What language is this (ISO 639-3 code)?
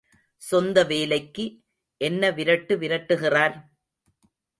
tam